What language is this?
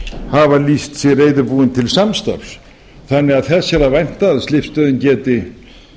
Icelandic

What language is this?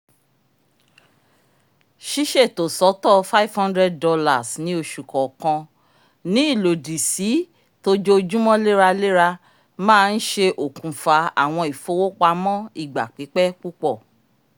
Yoruba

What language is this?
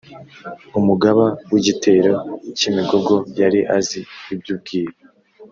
Kinyarwanda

